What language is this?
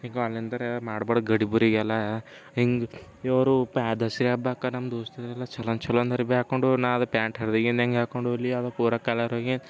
Kannada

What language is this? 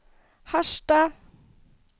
Norwegian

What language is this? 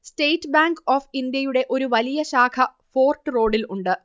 Malayalam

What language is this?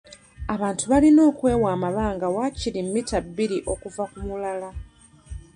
Ganda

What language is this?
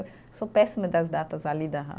Portuguese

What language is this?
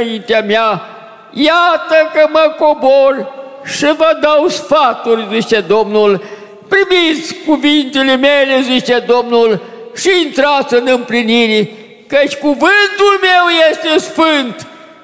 Romanian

